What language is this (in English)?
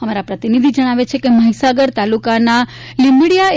Gujarati